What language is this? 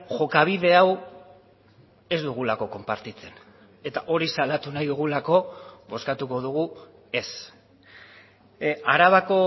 Basque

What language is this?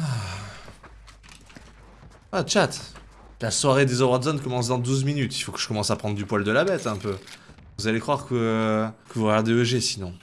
French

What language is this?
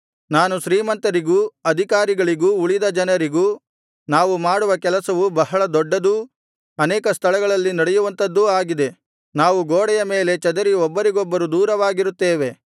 Kannada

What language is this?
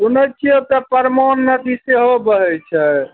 Maithili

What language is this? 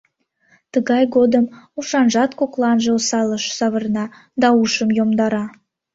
Mari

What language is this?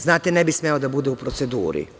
Serbian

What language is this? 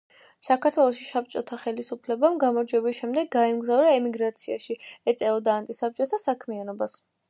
Georgian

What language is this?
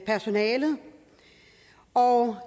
Danish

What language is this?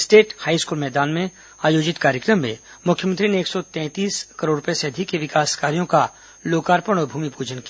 Hindi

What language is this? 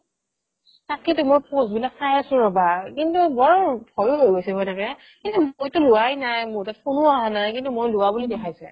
Assamese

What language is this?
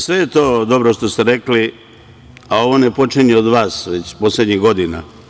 Serbian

